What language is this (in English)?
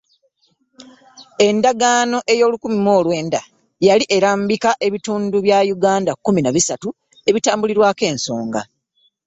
Ganda